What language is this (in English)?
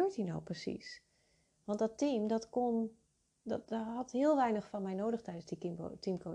Dutch